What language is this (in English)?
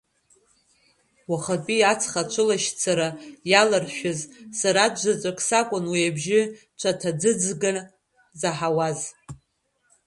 Abkhazian